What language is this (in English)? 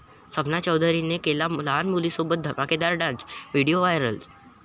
Marathi